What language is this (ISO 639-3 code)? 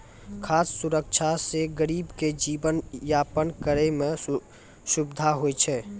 mai